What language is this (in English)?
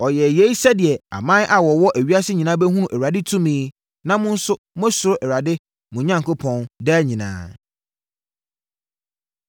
Akan